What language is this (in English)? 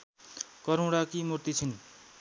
Nepali